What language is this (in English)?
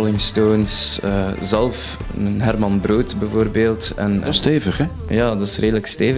Dutch